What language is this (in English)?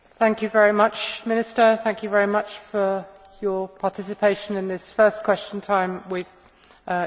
English